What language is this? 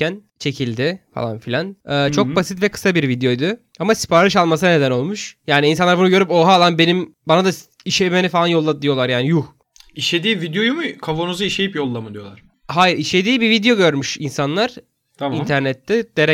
Turkish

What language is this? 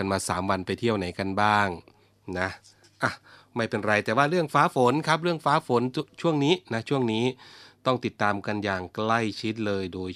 Thai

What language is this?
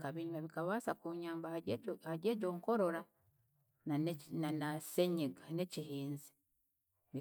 Chiga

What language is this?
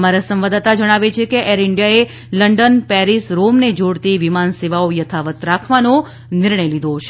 Gujarati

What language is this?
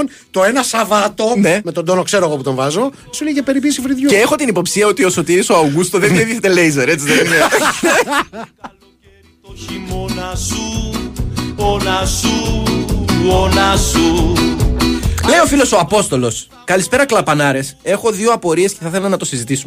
Greek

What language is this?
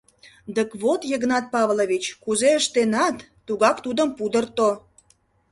Mari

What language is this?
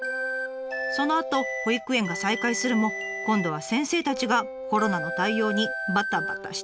Japanese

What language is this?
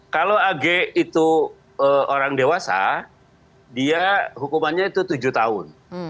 Indonesian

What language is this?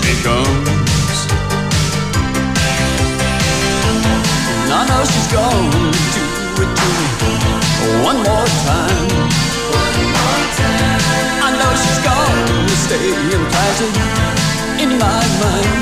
Greek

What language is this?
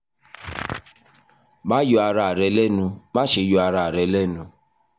Yoruba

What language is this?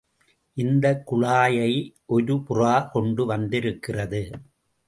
Tamil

